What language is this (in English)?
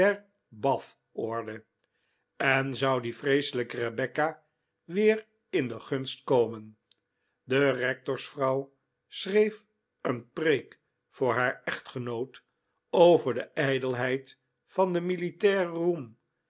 Dutch